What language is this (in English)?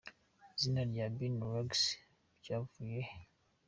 Kinyarwanda